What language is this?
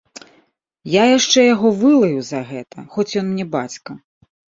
Belarusian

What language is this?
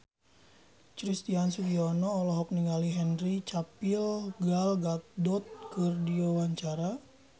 Sundanese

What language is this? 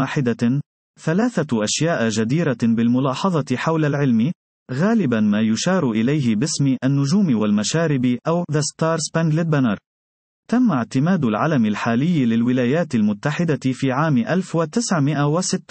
Arabic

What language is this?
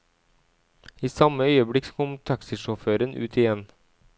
Norwegian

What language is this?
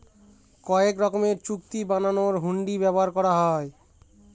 Bangla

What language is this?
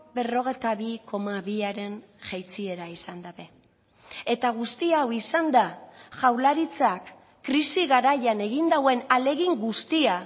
Basque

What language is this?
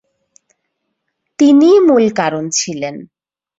Bangla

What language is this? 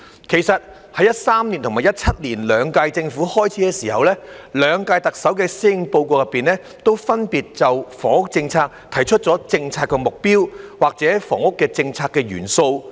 Cantonese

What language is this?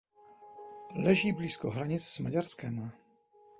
Czech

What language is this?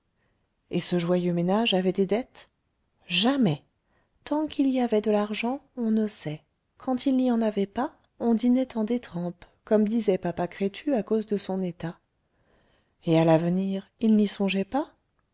French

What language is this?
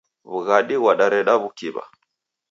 Taita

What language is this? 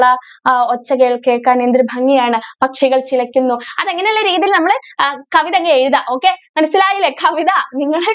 Malayalam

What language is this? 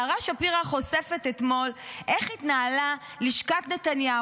Hebrew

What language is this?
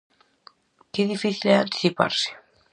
Galician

